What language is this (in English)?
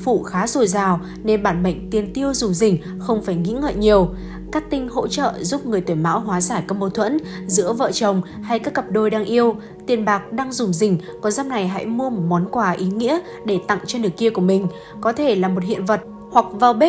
Vietnamese